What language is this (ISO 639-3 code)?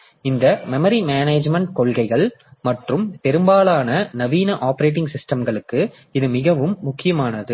tam